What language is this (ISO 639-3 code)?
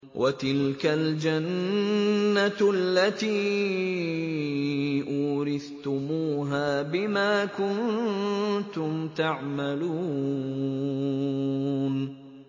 ara